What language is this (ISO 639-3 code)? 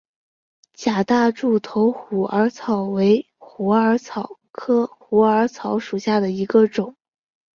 zho